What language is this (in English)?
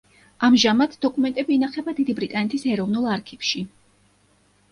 Georgian